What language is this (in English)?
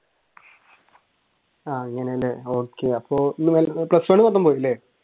Malayalam